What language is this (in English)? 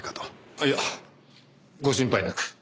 Japanese